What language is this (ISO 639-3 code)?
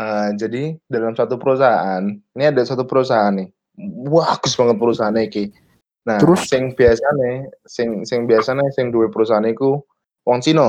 ind